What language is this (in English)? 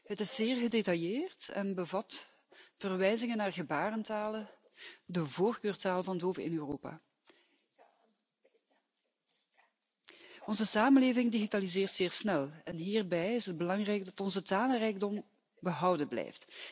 Dutch